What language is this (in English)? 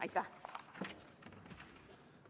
Estonian